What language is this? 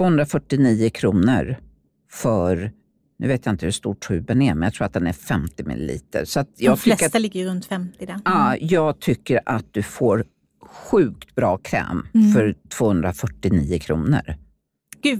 Swedish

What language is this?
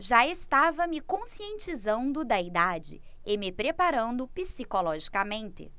Portuguese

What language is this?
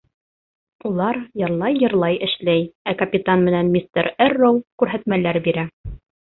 Bashkir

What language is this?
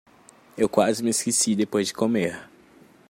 Portuguese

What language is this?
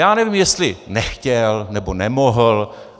Czech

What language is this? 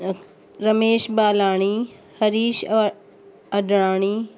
Sindhi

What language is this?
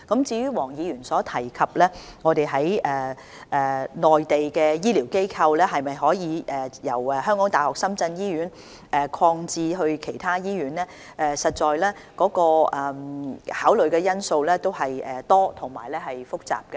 Cantonese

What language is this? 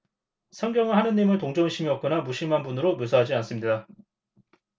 Korean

